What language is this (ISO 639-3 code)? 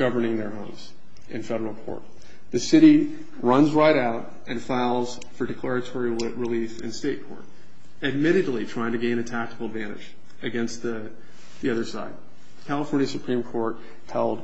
eng